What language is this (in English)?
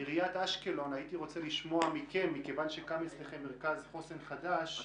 Hebrew